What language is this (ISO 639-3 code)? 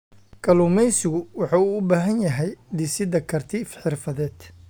som